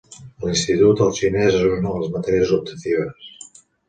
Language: Catalan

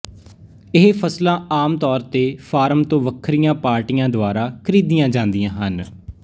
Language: Punjabi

